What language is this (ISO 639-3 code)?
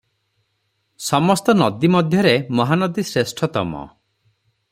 ori